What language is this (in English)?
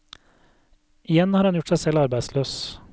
Norwegian